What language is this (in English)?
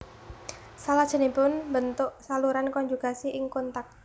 Javanese